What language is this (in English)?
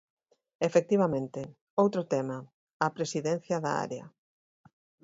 Galician